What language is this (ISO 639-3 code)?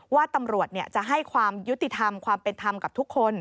tha